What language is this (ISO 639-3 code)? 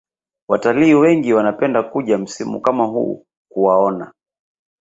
swa